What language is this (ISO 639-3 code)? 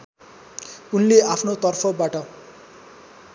nep